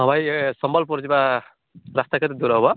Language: Odia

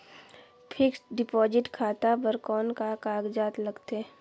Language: Chhattisgarhi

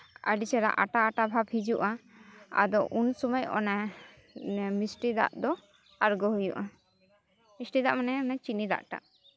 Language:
Santali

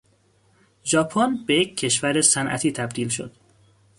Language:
Persian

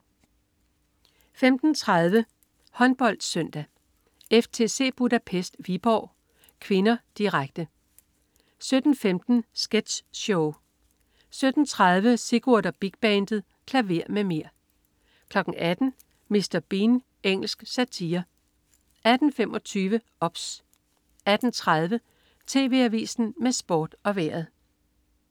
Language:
Danish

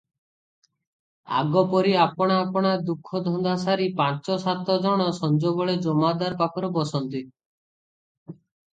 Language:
Odia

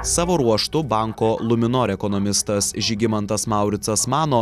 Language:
Lithuanian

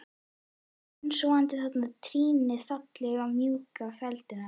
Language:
Icelandic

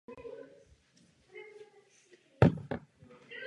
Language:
Czech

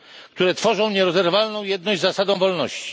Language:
Polish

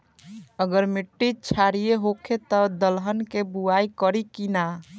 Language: Bhojpuri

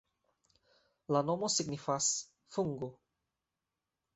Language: Esperanto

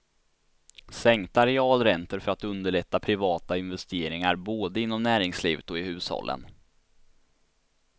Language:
Swedish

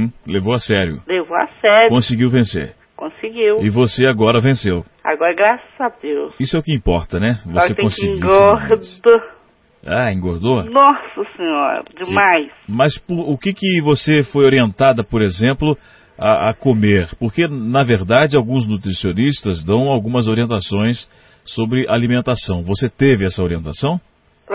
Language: Portuguese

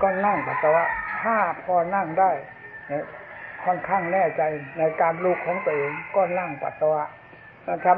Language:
Thai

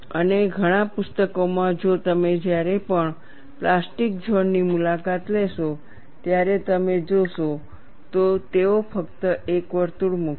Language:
Gujarati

